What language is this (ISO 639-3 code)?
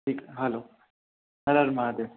snd